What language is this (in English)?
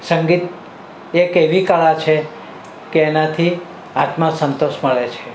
Gujarati